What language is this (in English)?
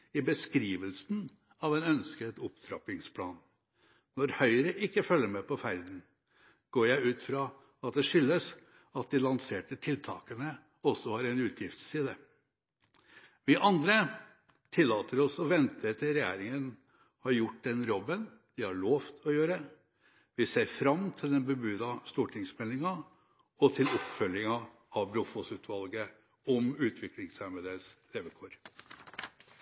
Norwegian Bokmål